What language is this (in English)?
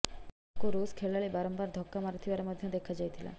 Odia